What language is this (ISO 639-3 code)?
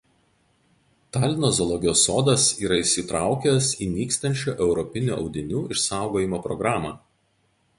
lit